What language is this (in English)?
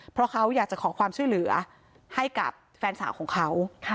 Thai